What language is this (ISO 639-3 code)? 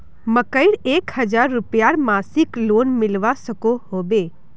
mag